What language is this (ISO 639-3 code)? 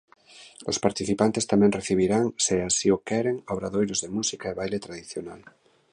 glg